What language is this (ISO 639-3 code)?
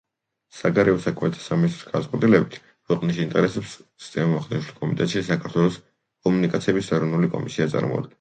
kat